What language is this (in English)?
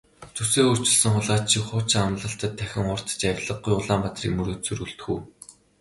Mongolian